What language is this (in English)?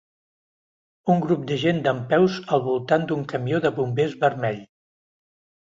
Catalan